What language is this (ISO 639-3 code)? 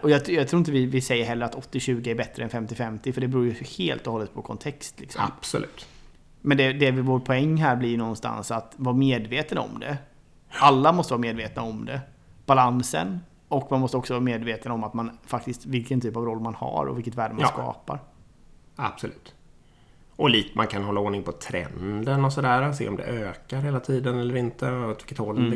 swe